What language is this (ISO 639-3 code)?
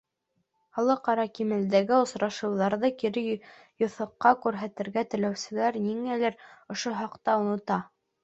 bak